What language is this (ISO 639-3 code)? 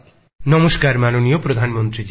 ben